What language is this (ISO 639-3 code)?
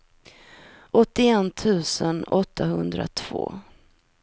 swe